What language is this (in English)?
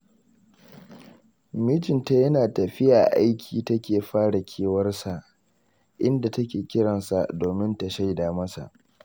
Hausa